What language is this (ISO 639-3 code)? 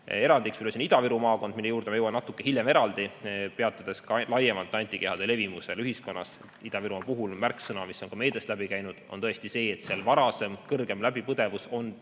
est